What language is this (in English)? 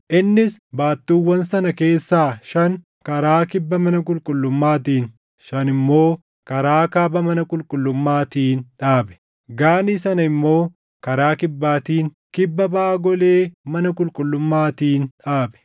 Oromo